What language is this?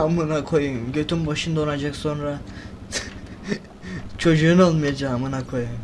Turkish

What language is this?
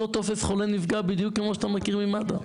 Hebrew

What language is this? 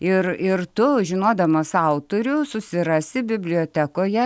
Lithuanian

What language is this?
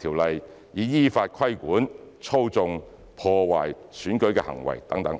Cantonese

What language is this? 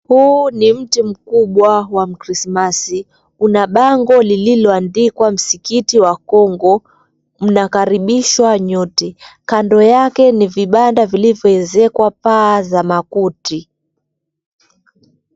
Swahili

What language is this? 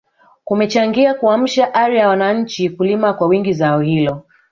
Swahili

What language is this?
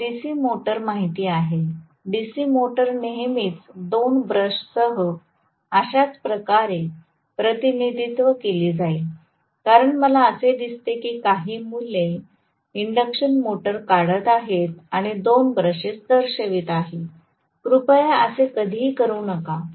Marathi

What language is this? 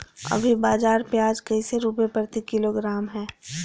Magahi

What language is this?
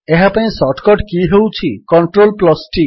Odia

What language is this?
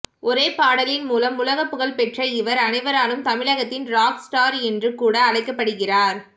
Tamil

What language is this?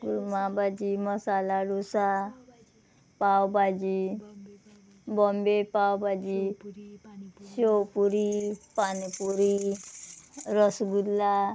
Konkani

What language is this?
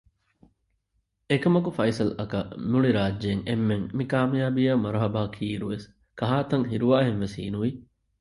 Divehi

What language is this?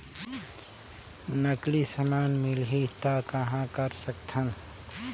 Chhattisgarhi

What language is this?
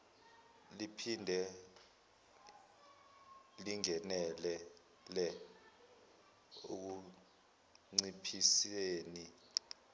Zulu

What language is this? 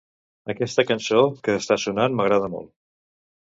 Catalan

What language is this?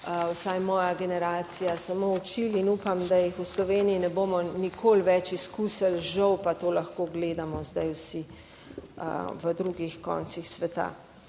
Slovenian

